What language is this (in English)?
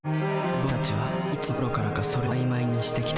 Japanese